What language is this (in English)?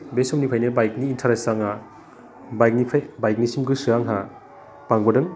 Bodo